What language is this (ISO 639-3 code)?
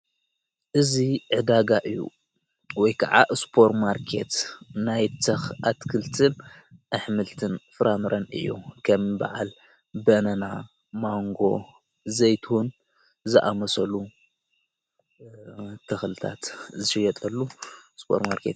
tir